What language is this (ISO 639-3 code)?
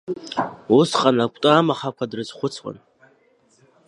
abk